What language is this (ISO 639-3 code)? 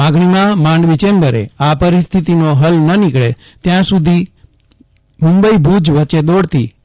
guj